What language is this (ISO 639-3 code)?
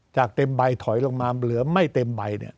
tha